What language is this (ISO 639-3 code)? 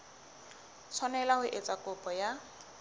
sot